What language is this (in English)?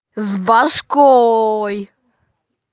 Russian